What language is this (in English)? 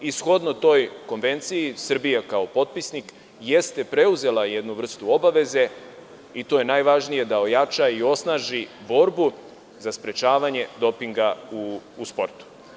Serbian